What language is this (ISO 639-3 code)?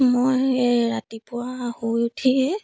asm